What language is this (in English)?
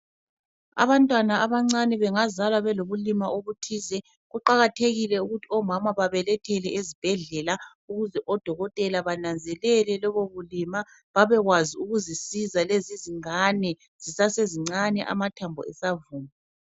North Ndebele